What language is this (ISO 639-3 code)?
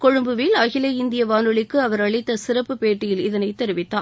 tam